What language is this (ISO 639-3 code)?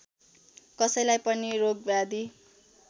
nep